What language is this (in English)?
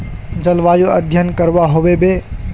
Magahi